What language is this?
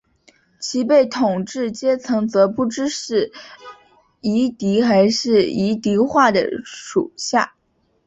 Chinese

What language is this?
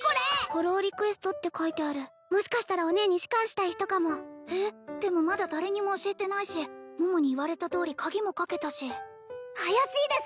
Japanese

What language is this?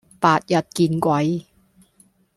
Cantonese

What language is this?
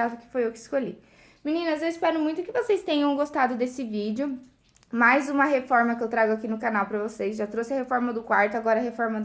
Portuguese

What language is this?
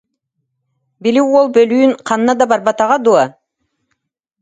Yakut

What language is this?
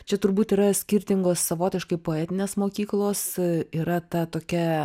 Lithuanian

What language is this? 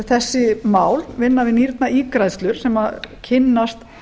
Icelandic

